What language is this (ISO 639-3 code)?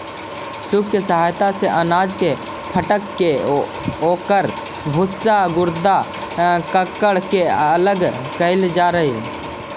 mag